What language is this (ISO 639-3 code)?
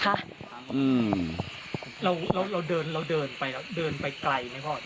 tha